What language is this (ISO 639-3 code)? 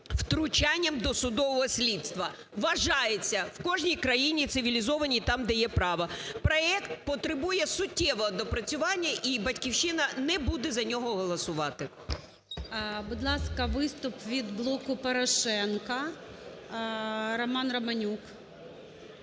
ukr